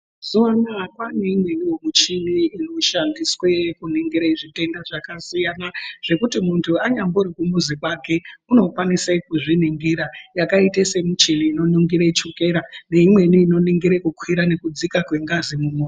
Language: Ndau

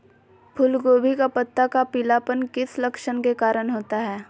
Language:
Magahi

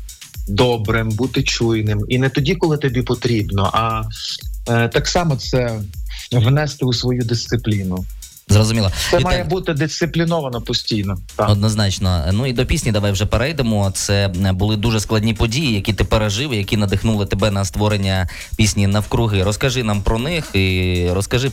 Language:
Ukrainian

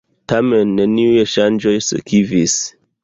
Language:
Esperanto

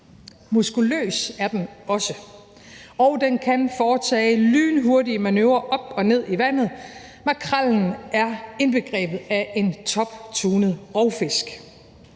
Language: Danish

